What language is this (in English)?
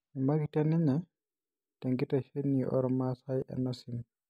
Masai